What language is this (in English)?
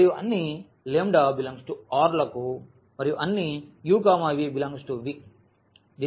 Telugu